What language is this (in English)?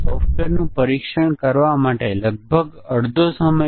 Gujarati